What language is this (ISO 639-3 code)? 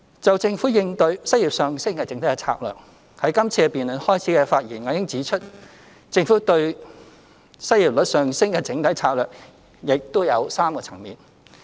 yue